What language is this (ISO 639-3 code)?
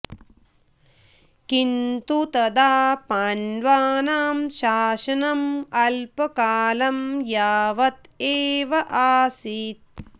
san